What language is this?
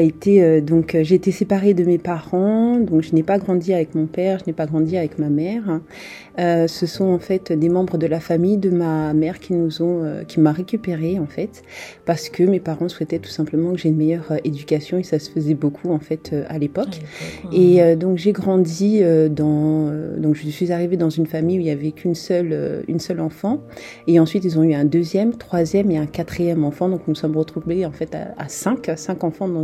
French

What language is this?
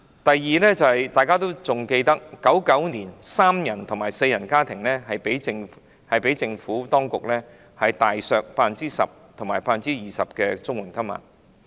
Cantonese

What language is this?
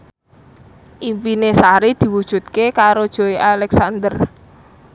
Javanese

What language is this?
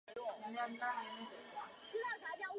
Chinese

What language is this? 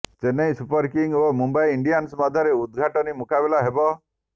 Odia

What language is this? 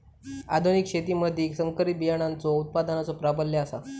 Marathi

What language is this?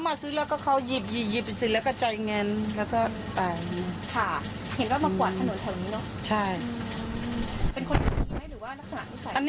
Thai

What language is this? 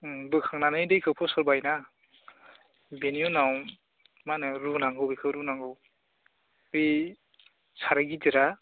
Bodo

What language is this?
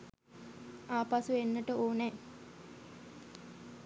Sinhala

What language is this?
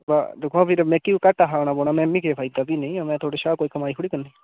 Dogri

